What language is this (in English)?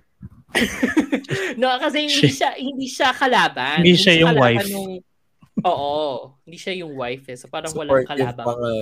Filipino